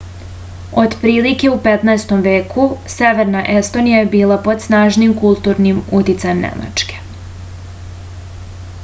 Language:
Serbian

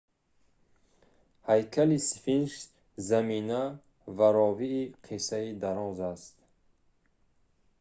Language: Tajik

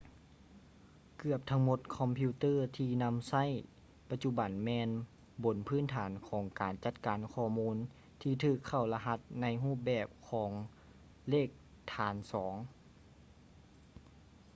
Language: Lao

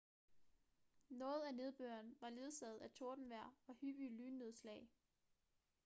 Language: Danish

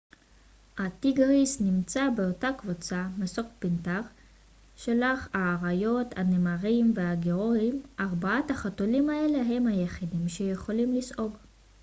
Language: Hebrew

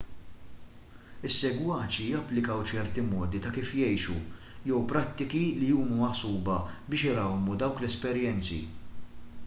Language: Maltese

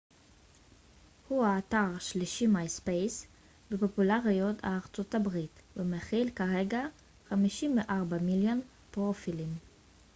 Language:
Hebrew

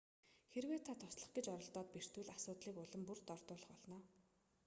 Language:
Mongolian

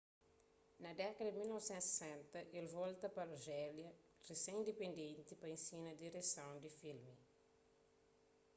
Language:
Kabuverdianu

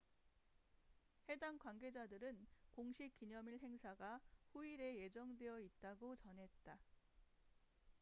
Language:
Korean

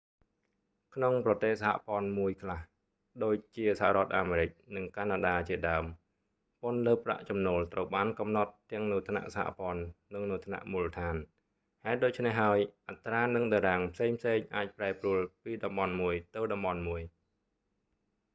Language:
Khmer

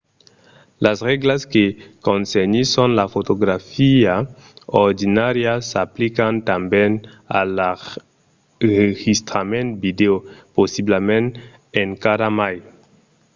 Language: Occitan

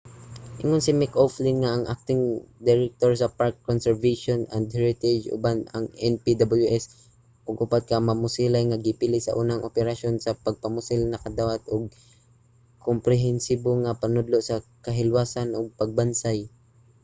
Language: Cebuano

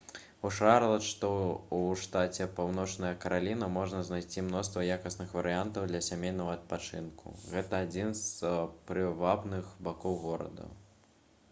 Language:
Belarusian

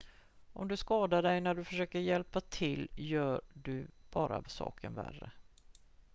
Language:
Swedish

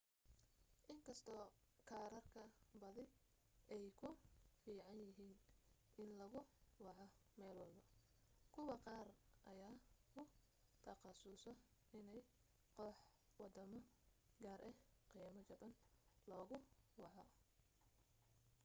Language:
Somali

